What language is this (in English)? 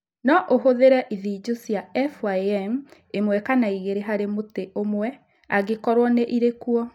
Kikuyu